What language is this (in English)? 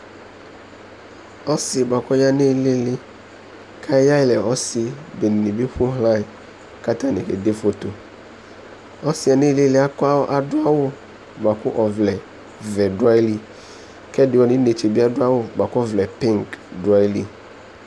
Ikposo